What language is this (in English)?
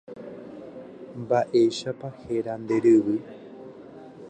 Guarani